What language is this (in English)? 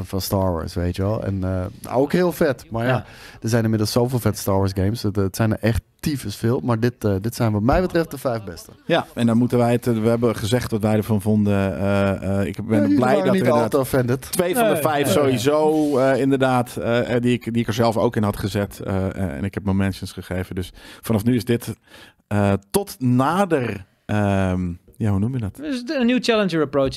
Dutch